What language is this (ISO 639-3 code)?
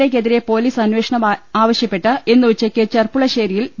mal